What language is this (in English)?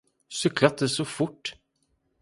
Swedish